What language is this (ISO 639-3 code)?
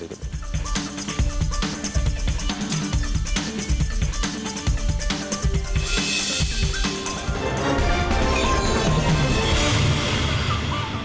ind